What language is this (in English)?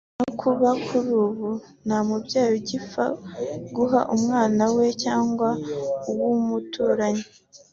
Kinyarwanda